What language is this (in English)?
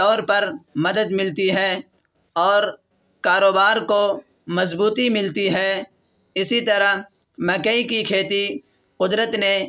Urdu